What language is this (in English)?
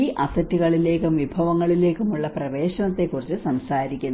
Malayalam